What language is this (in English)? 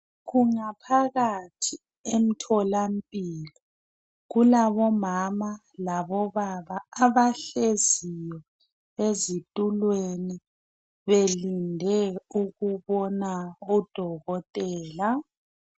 North Ndebele